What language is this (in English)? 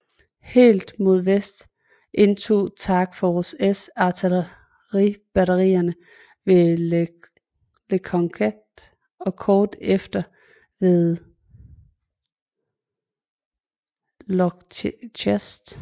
Danish